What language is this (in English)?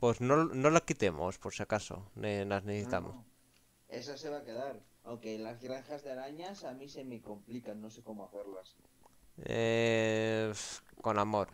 Spanish